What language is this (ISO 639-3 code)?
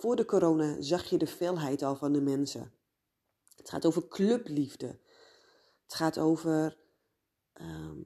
nld